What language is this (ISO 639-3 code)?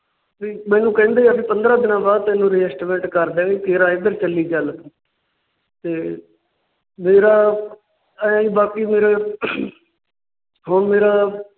pan